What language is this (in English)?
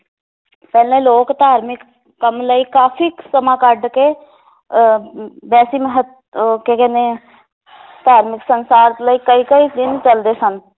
Punjabi